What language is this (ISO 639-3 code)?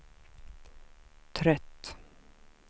swe